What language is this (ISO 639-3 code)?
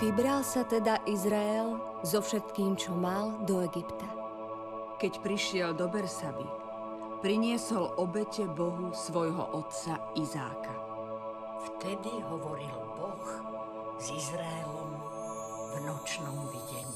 slk